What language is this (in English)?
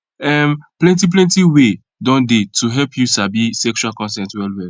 Nigerian Pidgin